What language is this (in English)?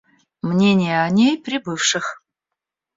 Russian